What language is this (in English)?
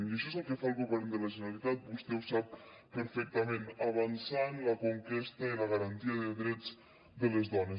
Catalan